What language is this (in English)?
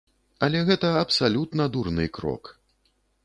Belarusian